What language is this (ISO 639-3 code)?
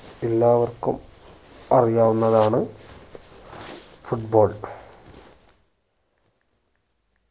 mal